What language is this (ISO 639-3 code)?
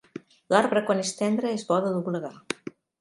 cat